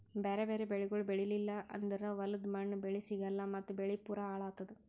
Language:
Kannada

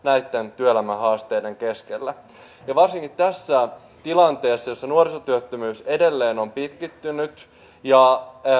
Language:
Finnish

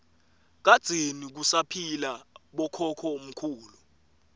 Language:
Swati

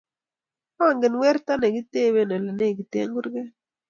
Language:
Kalenjin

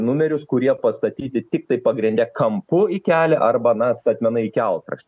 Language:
Lithuanian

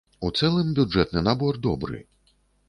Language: Belarusian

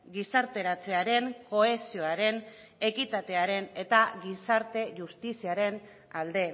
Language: Basque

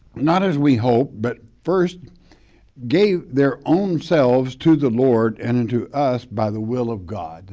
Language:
English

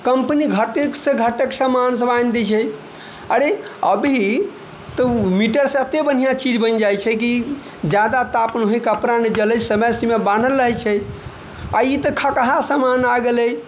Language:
Maithili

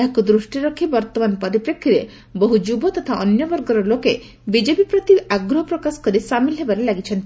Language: Odia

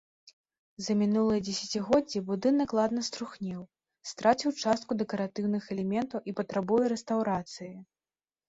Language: Belarusian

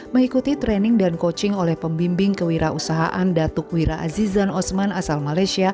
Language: Indonesian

